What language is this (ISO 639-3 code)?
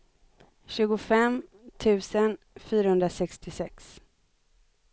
swe